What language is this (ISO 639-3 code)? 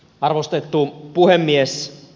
fin